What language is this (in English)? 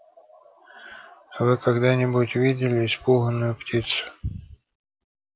Russian